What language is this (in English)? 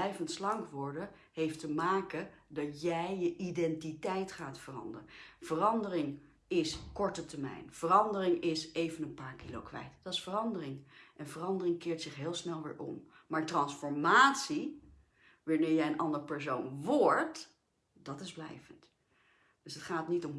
Dutch